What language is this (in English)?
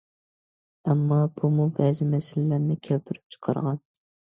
Uyghur